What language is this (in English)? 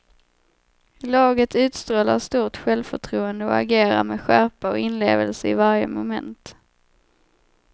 Swedish